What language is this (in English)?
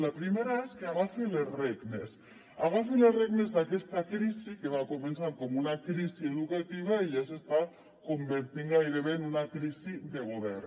Catalan